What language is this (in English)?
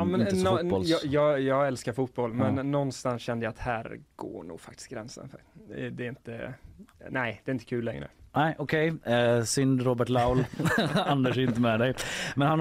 Swedish